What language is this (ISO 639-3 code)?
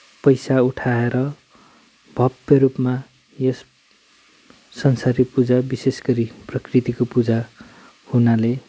nep